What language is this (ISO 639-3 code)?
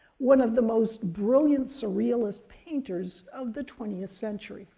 eng